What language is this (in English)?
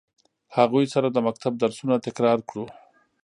Pashto